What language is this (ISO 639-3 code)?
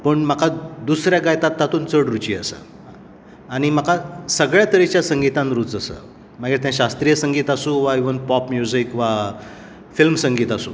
kok